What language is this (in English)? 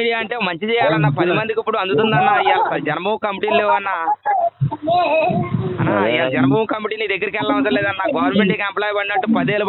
Telugu